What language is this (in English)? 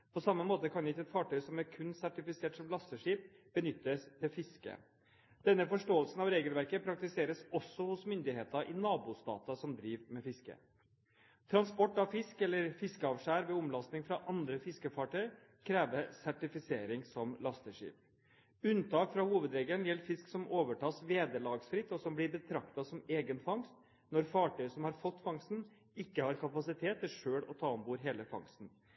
Norwegian Bokmål